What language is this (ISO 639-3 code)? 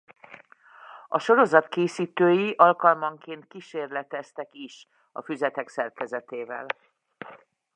hun